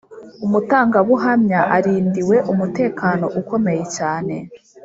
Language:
Kinyarwanda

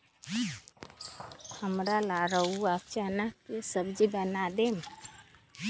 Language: Magahi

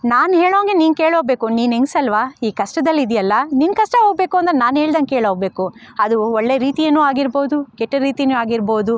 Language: Kannada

